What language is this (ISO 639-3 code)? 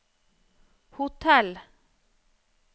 nor